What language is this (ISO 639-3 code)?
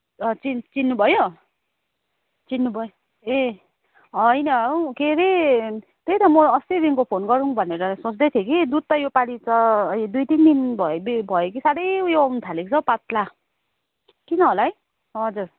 nep